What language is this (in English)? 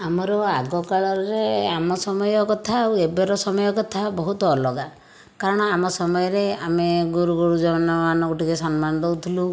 Odia